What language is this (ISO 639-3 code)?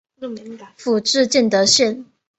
zho